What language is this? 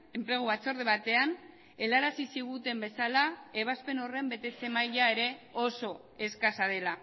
Basque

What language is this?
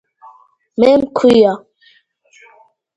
Georgian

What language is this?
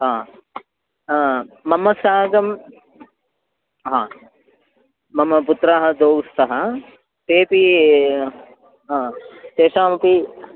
Sanskrit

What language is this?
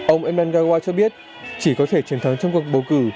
Vietnamese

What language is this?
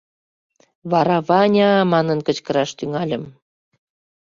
Mari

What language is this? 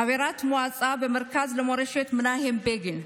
Hebrew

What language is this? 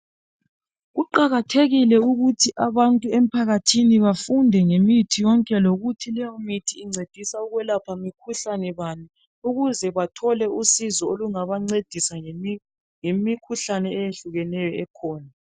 North Ndebele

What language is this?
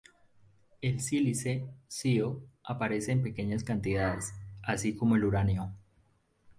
Spanish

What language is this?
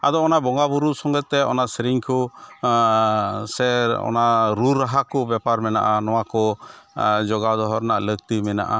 Santali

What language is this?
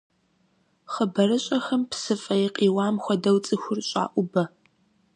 Kabardian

